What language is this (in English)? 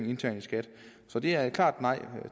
Danish